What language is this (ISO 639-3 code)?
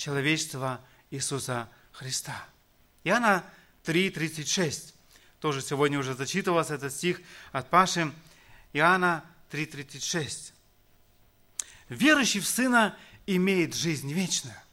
rus